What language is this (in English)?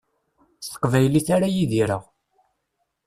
Kabyle